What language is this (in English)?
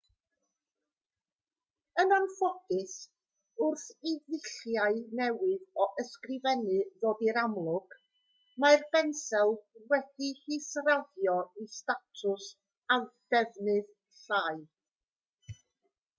Welsh